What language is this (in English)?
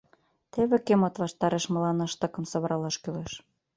Mari